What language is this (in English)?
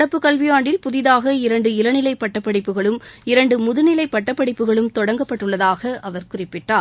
Tamil